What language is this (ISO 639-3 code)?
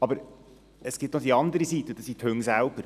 gsw